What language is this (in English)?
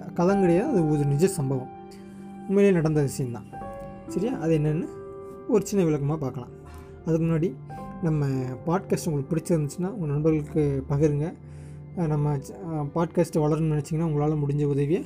Tamil